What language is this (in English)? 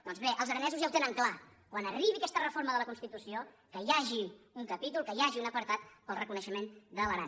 Catalan